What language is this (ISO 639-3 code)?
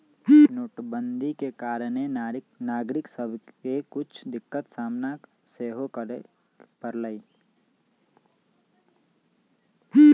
mag